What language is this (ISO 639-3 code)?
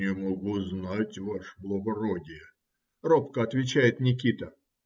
rus